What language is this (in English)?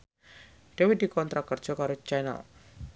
Javanese